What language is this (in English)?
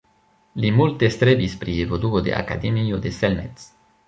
Esperanto